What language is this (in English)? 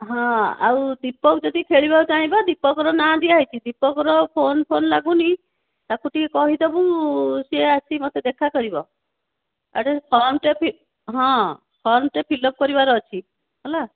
Odia